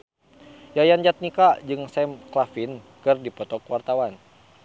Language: Sundanese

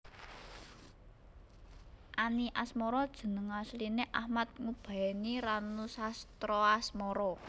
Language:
Javanese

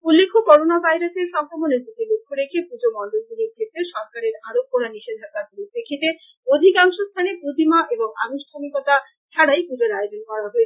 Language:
Bangla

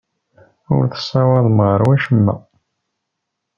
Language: Kabyle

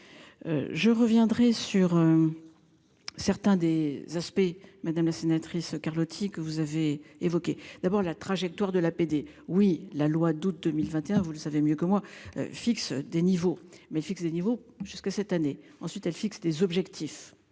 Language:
French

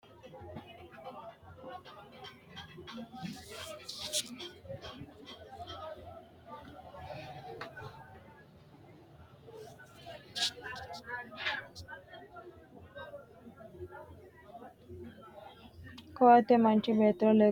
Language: Sidamo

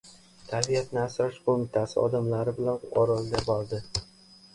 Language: Uzbek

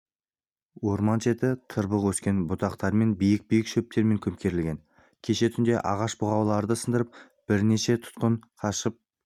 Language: Kazakh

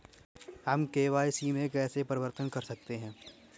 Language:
Hindi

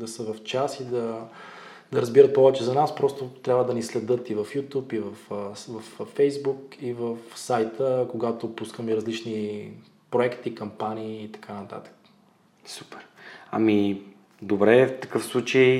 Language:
Bulgarian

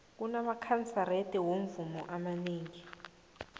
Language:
South Ndebele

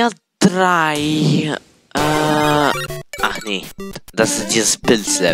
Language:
German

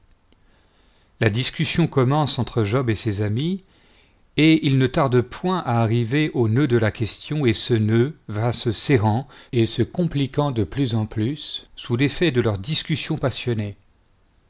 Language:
French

